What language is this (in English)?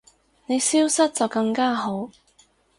Cantonese